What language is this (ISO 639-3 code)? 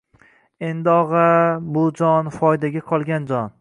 uzb